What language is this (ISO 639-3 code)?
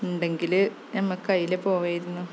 mal